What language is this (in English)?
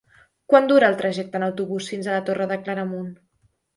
Catalan